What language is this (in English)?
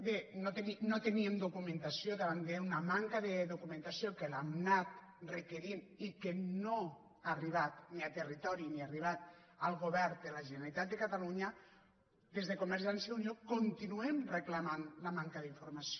Catalan